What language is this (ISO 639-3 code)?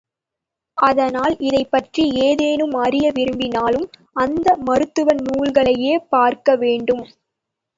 tam